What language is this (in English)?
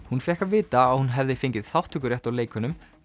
Icelandic